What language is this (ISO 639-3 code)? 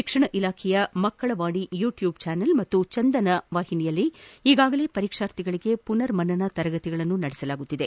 kan